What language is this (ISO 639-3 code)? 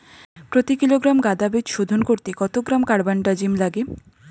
ben